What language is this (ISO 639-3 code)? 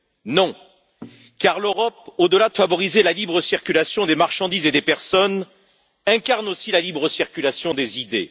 fra